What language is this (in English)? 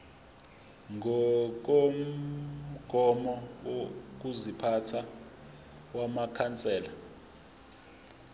Zulu